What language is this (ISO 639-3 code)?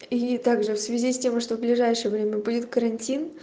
rus